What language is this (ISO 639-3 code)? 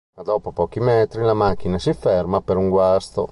ita